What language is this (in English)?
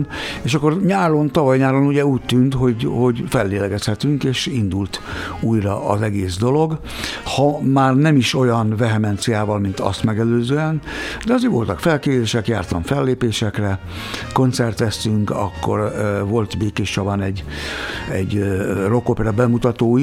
Hungarian